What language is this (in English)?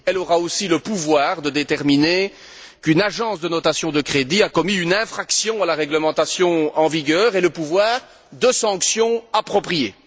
French